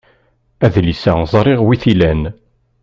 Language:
Kabyle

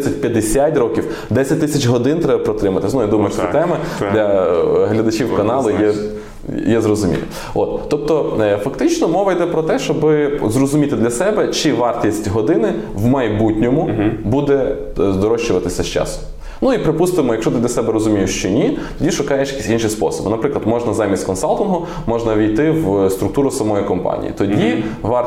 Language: Ukrainian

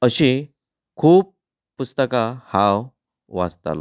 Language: Konkani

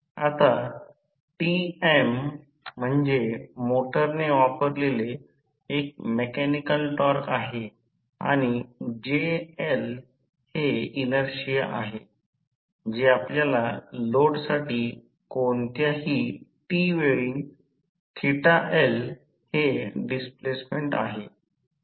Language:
Marathi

